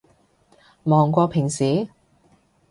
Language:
Cantonese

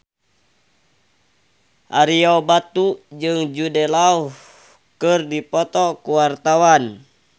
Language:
Sundanese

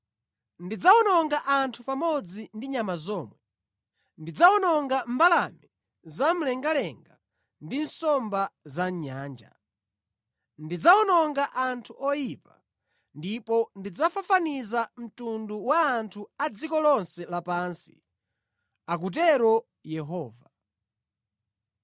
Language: Nyanja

